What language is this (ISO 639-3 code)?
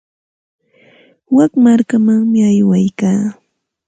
qxt